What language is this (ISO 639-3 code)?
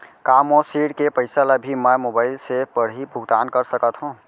hne